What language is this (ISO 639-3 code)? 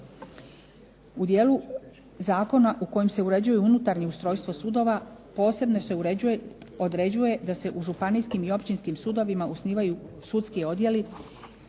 hrv